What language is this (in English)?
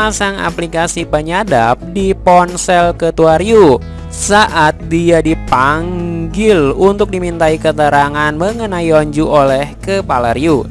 Indonesian